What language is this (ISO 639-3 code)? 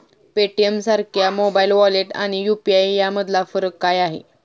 mar